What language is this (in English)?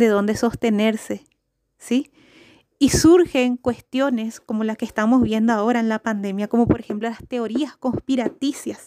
Spanish